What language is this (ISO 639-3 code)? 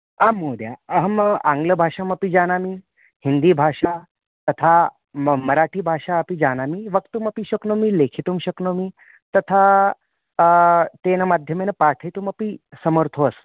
san